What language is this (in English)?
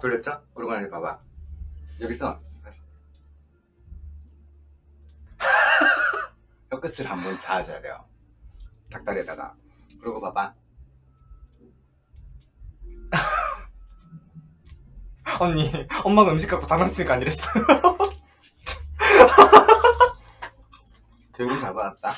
Korean